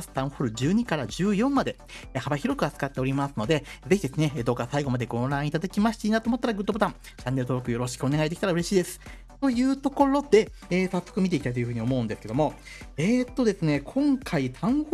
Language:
Japanese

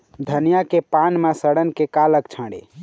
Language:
Chhattisgarhi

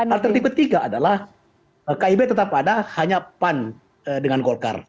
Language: Indonesian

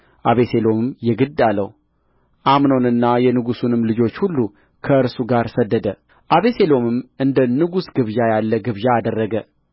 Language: Amharic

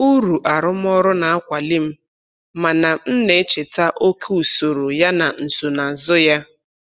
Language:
Igbo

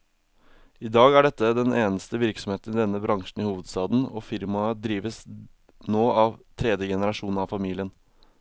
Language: Norwegian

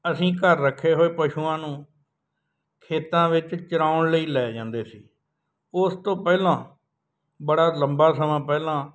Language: Punjabi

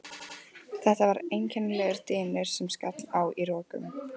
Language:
Icelandic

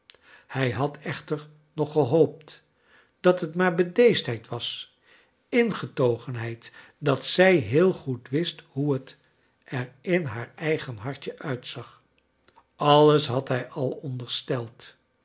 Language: Dutch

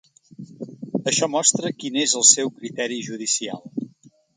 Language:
Catalan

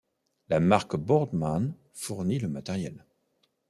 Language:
French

